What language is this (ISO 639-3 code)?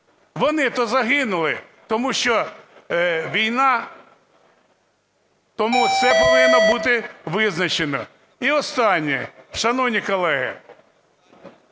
ukr